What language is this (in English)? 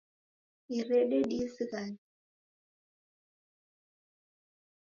Taita